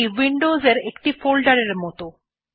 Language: Bangla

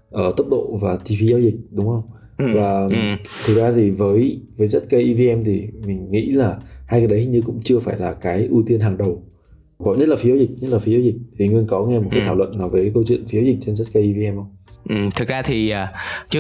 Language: Vietnamese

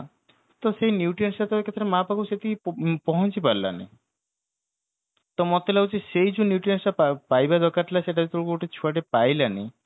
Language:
Odia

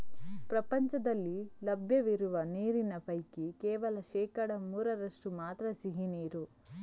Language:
Kannada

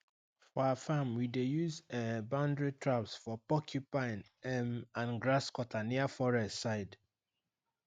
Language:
Nigerian Pidgin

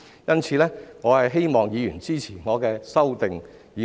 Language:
Cantonese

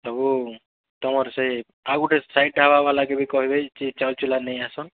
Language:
Odia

